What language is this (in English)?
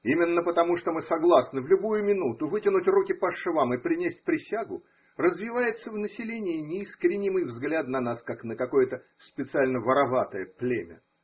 Russian